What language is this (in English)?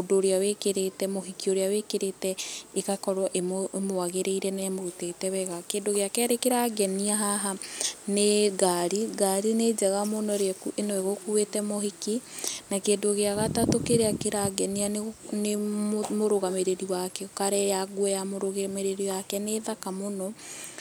Kikuyu